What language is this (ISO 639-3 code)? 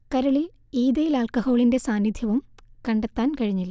mal